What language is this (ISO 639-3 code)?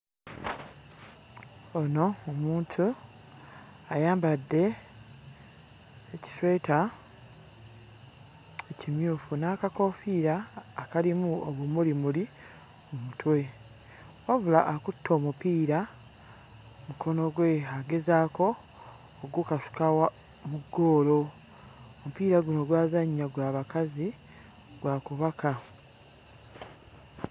lug